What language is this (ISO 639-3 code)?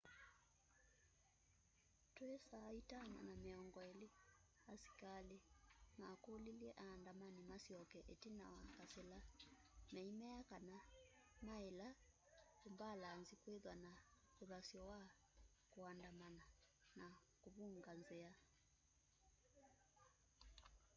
kam